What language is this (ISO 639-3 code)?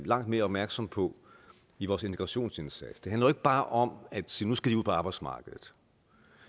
dan